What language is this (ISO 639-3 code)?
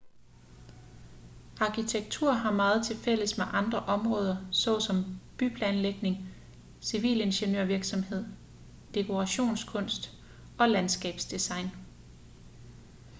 dan